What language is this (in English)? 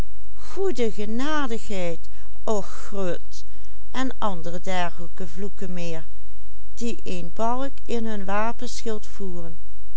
Dutch